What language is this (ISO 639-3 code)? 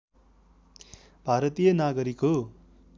nep